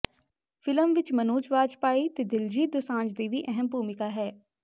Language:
Punjabi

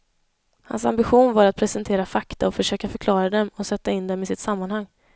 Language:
Swedish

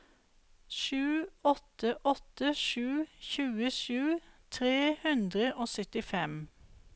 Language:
Norwegian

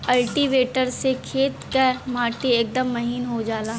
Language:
Bhojpuri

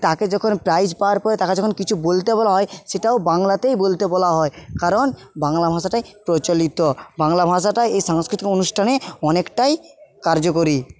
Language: Bangla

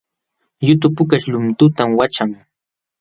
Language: Jauja Wanca Quechua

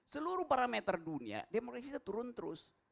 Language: Indonesian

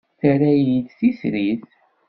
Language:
Kabyle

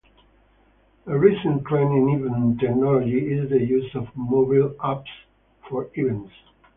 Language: English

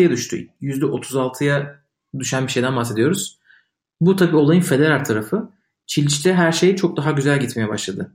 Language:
Turkish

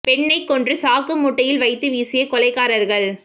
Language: Tamil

